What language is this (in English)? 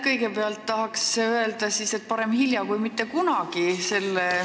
Estonian